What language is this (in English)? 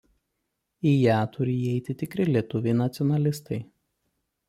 Lithuanian